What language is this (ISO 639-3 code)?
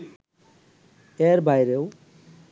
ben